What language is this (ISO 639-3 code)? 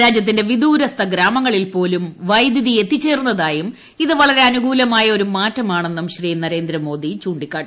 mal